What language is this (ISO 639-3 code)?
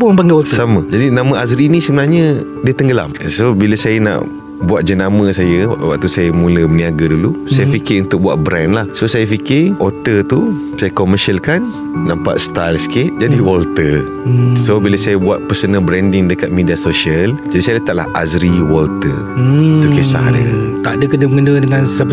msa